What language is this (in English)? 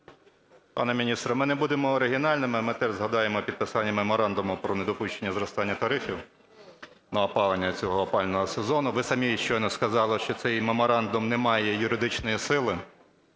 Ukrainian